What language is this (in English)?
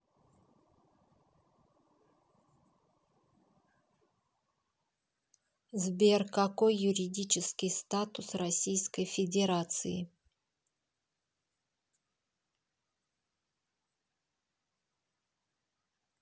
Russian